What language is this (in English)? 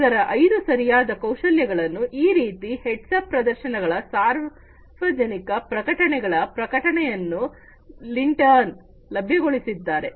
Kannada